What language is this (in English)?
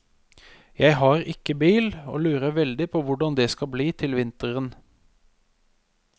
Norwegian